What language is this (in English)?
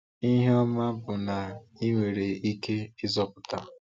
Igbo